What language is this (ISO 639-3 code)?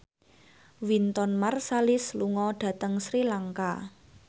jav